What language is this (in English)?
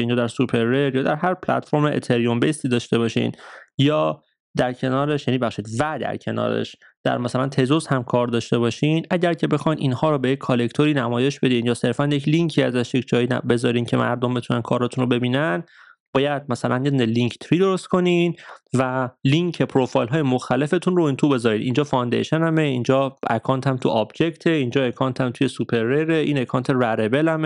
Persian